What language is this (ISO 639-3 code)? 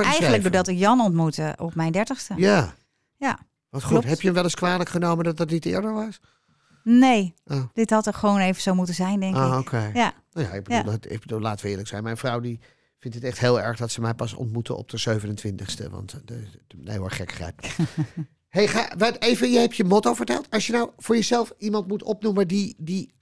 nld